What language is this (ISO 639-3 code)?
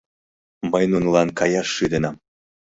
chm